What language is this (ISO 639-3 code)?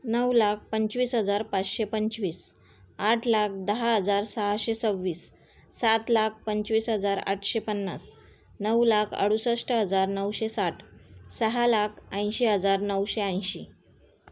mar